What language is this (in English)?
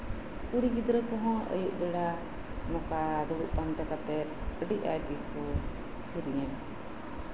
Santali